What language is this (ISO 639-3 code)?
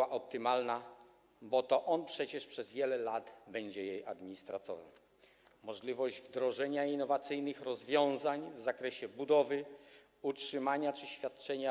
pol